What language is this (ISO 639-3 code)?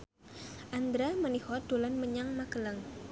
jav